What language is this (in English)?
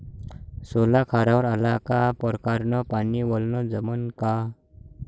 Marathi